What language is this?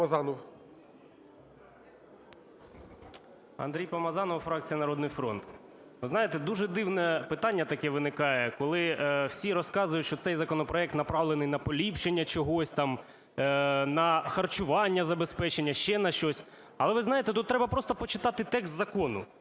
Ukrainian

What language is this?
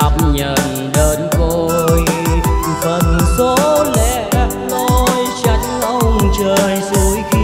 Vietnamese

